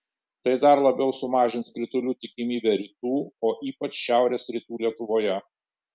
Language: Lithuanian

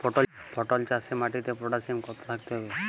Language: Bangla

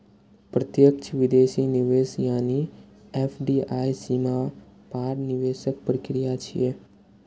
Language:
Maithili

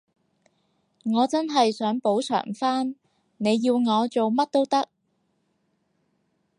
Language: Cantonese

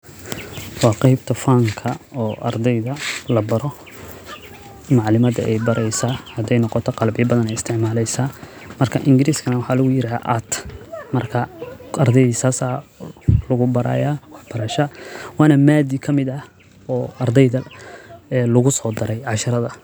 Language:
Somali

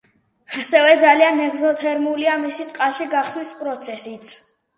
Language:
Georgian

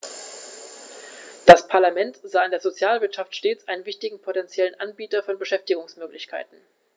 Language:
German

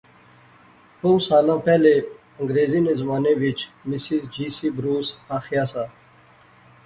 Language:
Pahari-Potwari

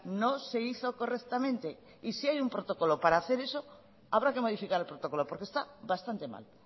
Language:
Spanish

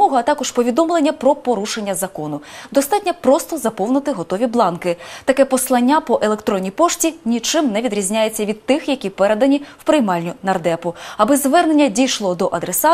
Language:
Ukrainian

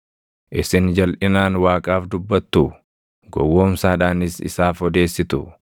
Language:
Oromo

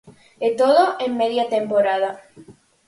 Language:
Galician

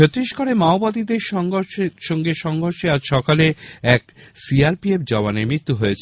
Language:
Bangla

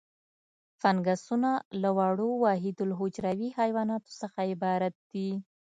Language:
Pashto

